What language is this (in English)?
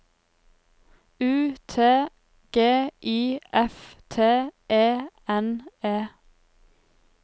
Norwegian